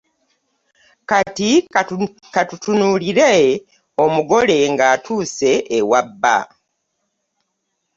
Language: Ganda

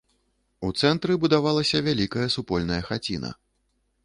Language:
Belarusian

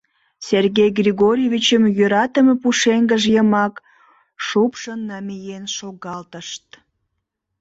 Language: Mari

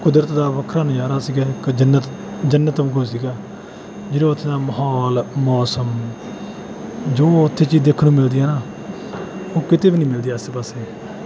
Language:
Punjabi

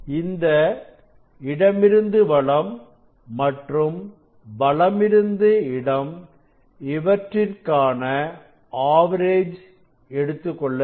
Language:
Tamil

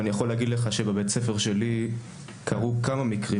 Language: Hebrew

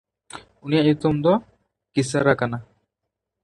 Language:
Santali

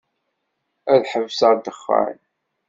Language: Kabyle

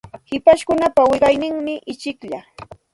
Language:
Santa Ana de Tusi Pasco Quechua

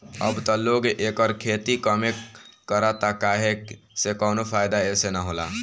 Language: Bhojpuri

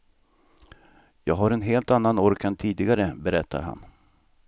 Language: Swedish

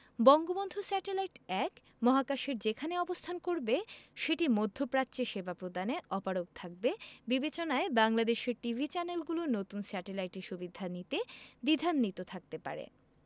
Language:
Bangla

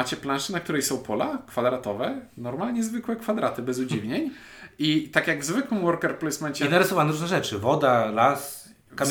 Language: Polish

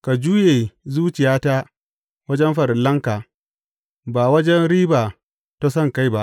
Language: Hausa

